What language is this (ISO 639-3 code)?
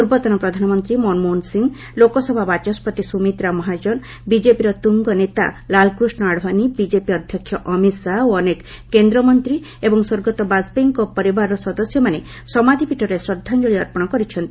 ori